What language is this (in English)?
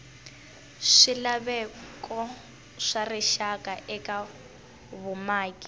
Tsonga